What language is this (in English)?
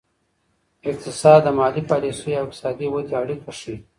Pashto